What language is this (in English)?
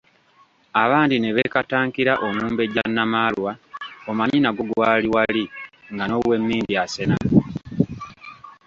Ganda